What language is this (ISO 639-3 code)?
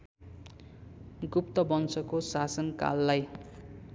nep